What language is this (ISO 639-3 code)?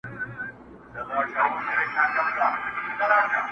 pus